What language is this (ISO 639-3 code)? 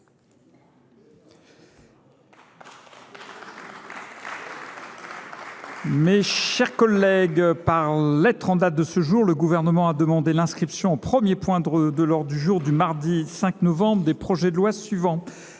fra